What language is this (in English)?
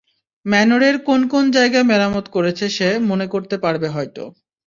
Bangla